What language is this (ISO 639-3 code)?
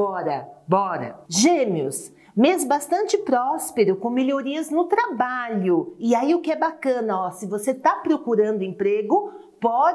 por